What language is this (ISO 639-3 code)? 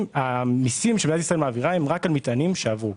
heb